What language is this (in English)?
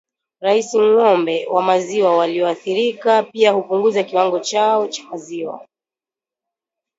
Swahili